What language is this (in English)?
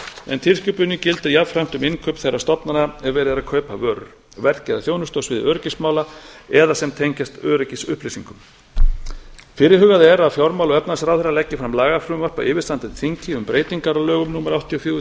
Icelandic